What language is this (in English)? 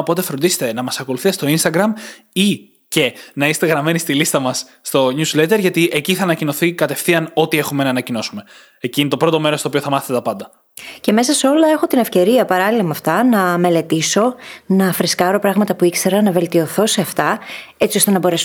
Greek